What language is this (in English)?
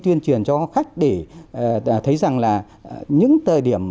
Vietnamese